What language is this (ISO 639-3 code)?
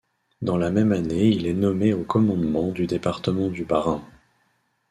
fra